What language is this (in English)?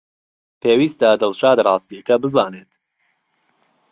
Central Kurdish